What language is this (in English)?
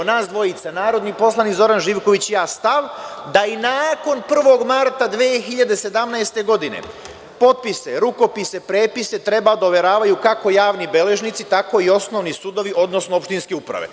Serbian